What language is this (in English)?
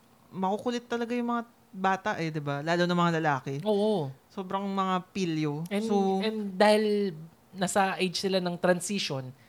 Filipino